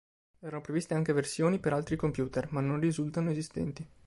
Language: Italian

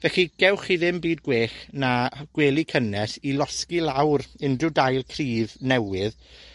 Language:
Welsh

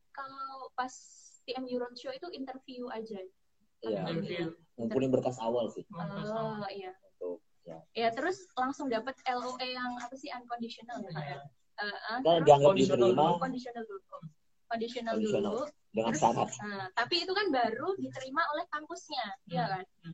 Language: Indonesian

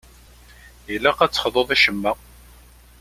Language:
Kabyle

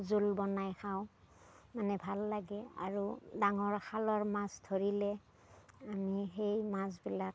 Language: Assamese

